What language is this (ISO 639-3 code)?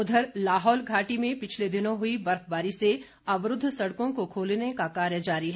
hin